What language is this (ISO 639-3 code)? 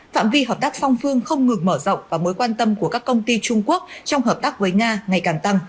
vie